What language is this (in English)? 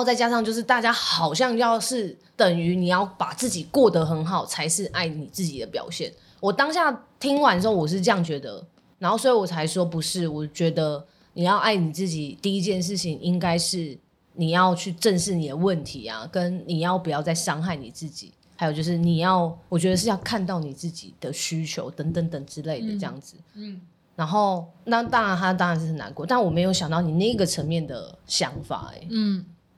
Chinese